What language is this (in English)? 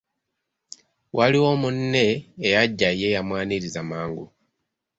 Ganda